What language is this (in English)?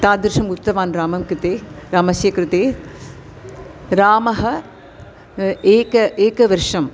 Sanskrit